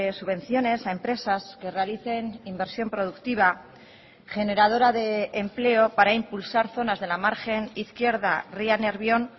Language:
Spanish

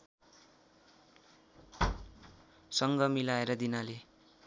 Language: Nepali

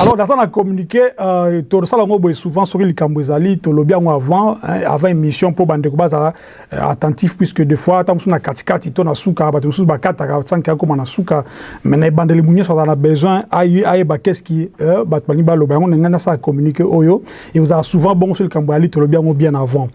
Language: French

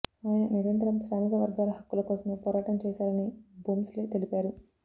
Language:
Telugu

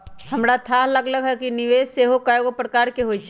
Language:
Magahi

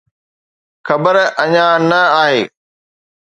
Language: Sindhi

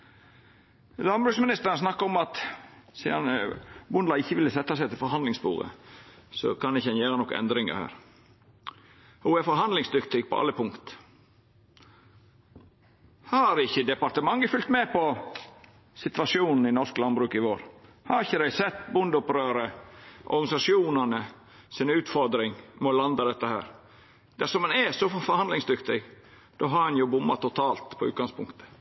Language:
Norwegian Nynorsk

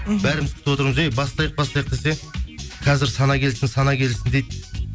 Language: Kazakh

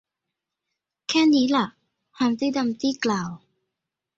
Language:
Thai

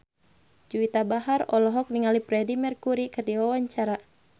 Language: Sundanese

